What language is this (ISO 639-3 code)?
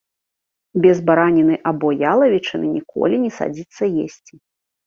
bel